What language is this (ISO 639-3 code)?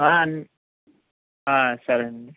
tel